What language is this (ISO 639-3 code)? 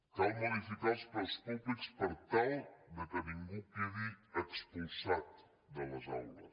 cat